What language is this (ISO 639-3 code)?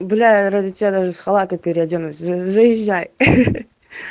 rus